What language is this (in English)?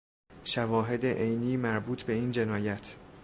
Persian